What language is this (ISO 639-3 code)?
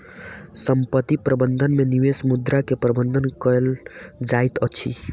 mai